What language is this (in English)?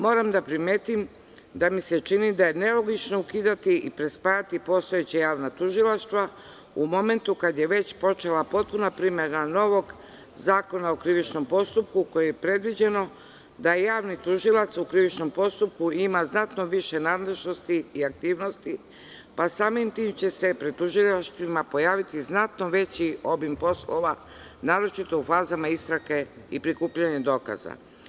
Serbian